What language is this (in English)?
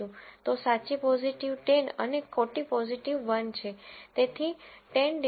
Gujarati